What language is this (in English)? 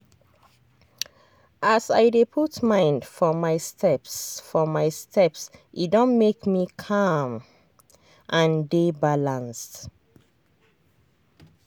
Nigerian Pidgin